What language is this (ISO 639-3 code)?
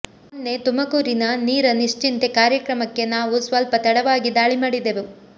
kan